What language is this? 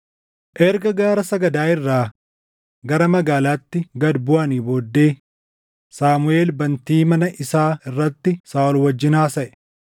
Oromo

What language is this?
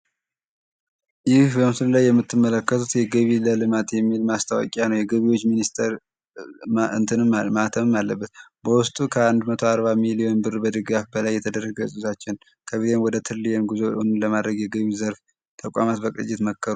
Amharic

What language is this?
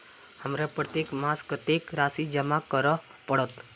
Maithili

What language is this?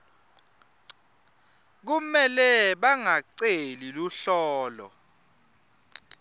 Swati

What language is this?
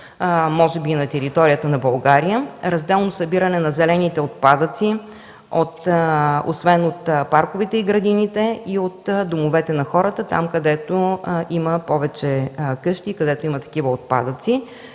Bulgarian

